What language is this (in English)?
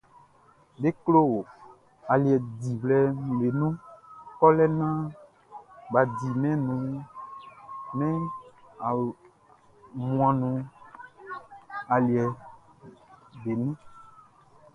Baoulé